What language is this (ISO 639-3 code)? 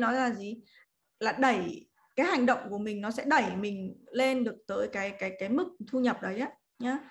vie